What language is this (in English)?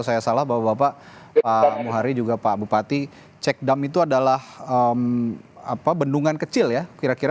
Indonesian